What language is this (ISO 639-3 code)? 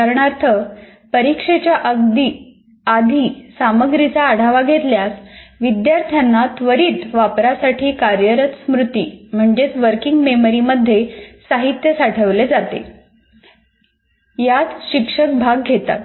mar